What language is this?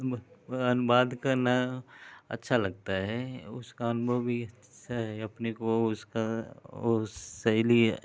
Hindi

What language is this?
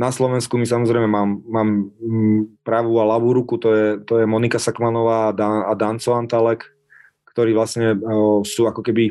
Slovak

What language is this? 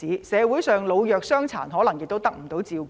Cantonese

